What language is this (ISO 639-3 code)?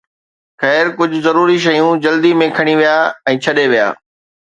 snd